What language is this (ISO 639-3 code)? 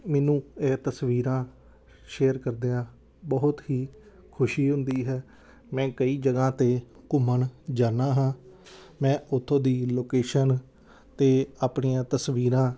pan